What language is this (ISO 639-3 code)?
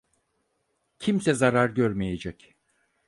tur